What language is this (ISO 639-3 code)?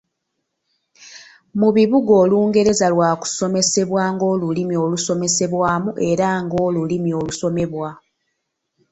lug